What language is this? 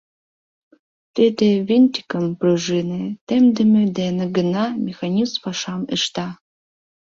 Mari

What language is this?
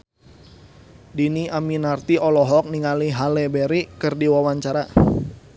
Sundanese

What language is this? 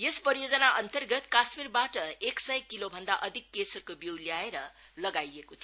Nepali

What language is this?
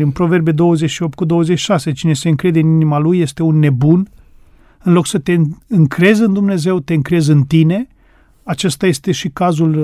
Romanian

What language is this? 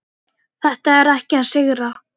Icelandic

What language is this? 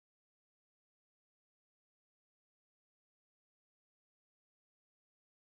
Russian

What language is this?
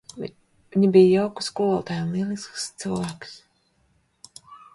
Latvian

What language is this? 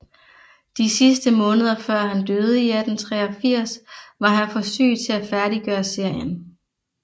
Danish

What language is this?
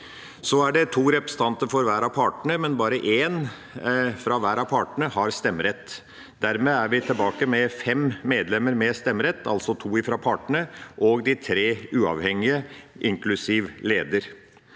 Norwegian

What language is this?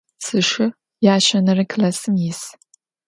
Adyghe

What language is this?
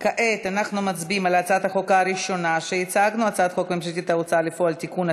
Hebrew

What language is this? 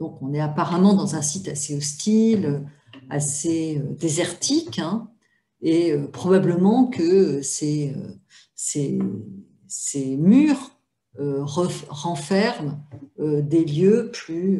French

